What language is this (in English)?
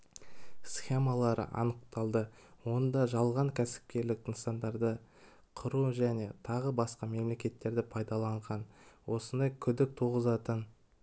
Kazakh